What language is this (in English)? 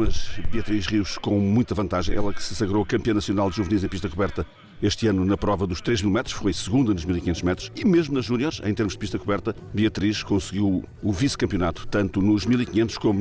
Portuguese